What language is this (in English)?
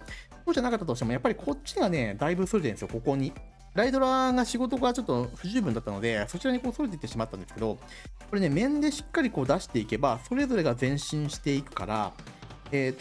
Japanese